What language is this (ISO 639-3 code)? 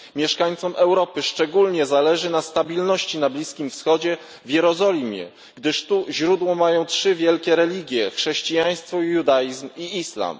pol